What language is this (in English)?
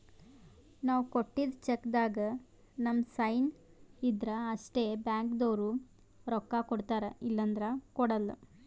Kannada